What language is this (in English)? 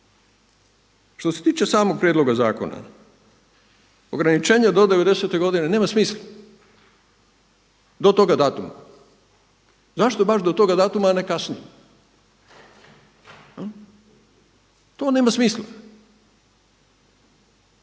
Croatian